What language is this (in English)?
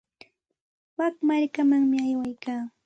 Santa Ana de Tusi Pasco Quechua